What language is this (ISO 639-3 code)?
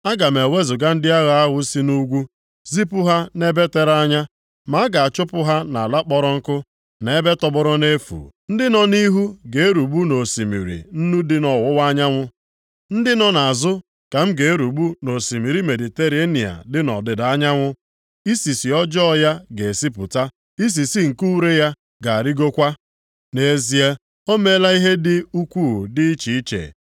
ibo